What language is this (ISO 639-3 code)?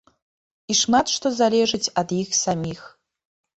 bel